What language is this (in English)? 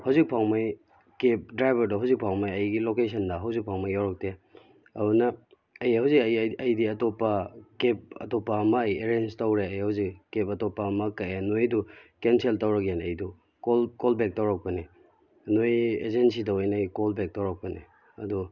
Manipuri